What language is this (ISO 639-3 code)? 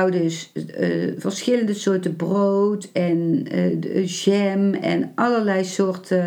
nld